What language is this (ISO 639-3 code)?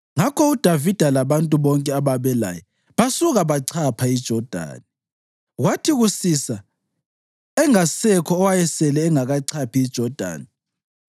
nde